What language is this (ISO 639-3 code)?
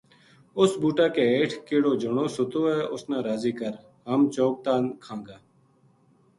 gju